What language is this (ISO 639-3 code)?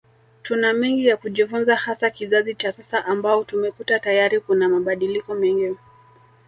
swa